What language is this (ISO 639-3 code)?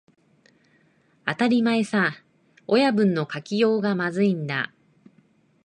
jpn